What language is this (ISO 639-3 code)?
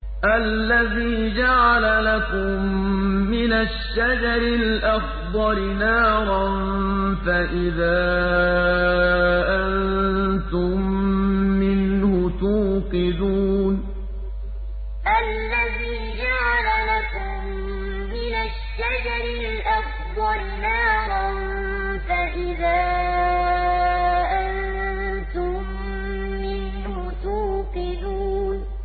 ara